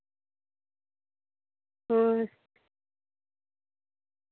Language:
Santali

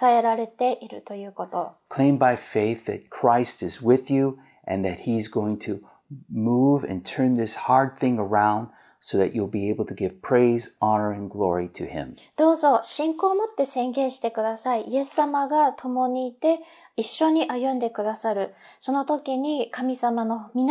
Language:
Japanese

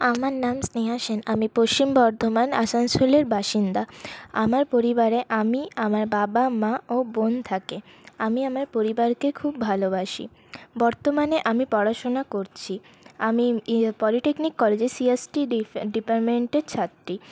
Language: Bangla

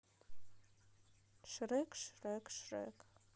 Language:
Russian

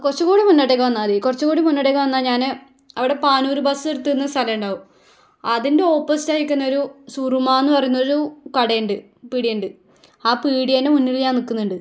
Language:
Malayalam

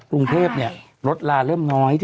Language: Thai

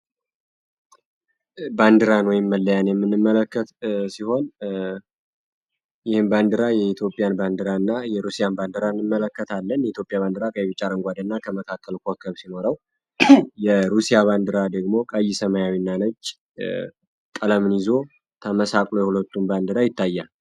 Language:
Amharic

